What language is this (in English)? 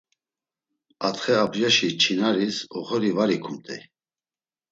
Laz